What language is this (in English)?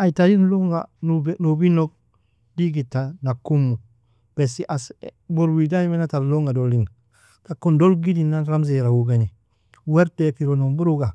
Nobiin